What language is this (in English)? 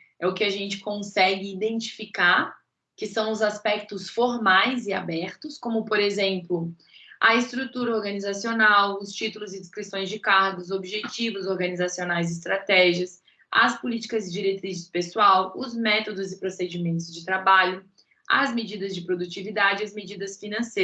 Portuguese